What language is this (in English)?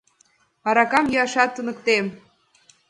Mari